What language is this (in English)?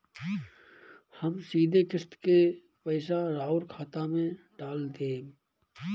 Bhojpuri